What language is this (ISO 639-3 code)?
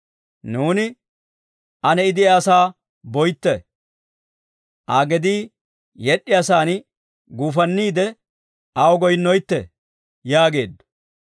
dwr